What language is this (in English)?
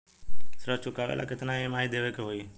Bhojpuri